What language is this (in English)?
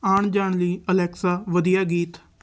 Punjabi